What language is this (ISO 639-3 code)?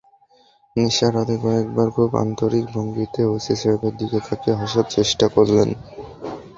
ben